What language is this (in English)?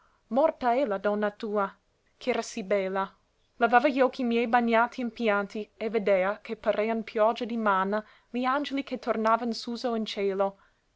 Italian